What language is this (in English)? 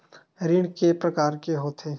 Chhattisgarhi